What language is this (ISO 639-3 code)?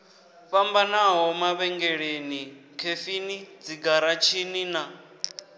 ven